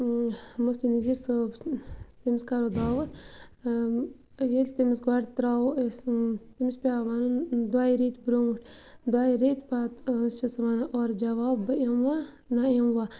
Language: Kashmiri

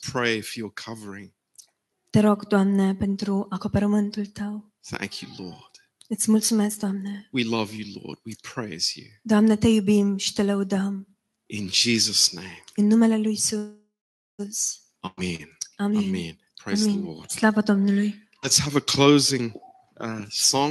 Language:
Romanian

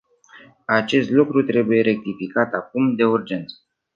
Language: Romanian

